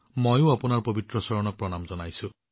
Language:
Assamese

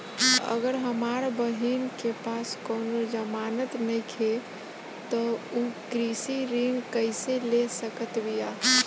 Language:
Bhojpuri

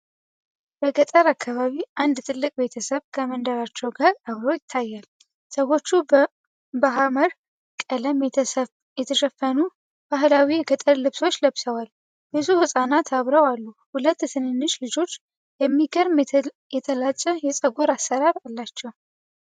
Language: Amharic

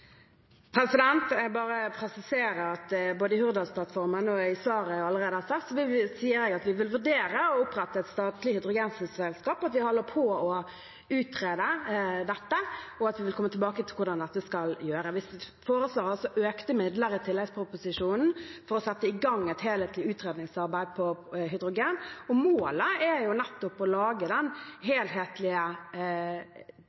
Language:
Norwegian Bokmål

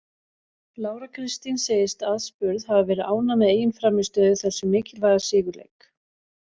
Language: Icelandic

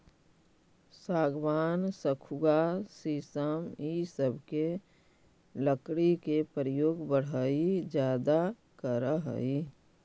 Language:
Magahi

